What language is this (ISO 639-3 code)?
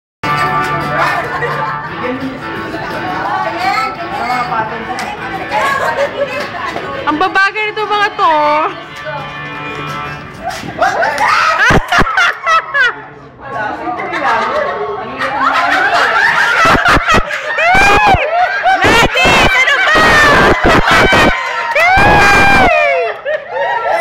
vie